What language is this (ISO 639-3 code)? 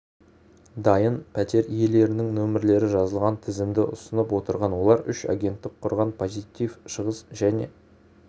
kaz